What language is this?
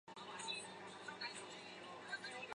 Chinese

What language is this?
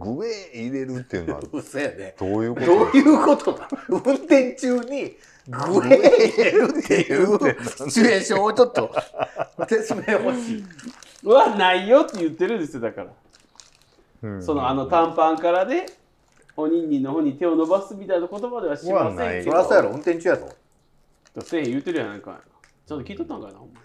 Japanese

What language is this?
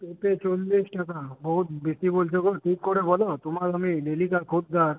Bangla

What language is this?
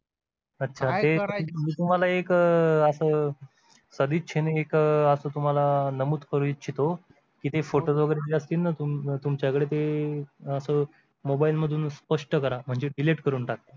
Marathi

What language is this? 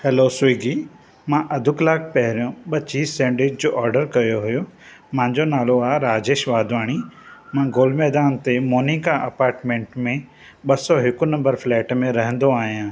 Sindhi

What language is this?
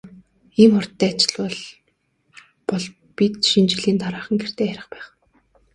Mongolian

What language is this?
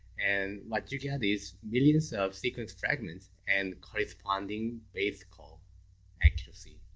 English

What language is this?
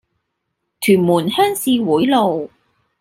Cantonese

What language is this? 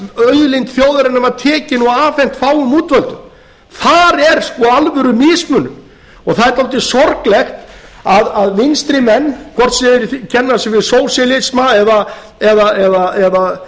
Icelandic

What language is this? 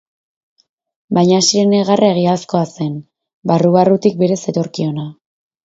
Basque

